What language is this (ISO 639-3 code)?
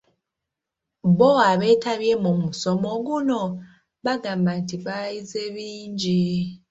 lug